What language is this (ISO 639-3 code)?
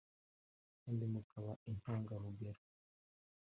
kin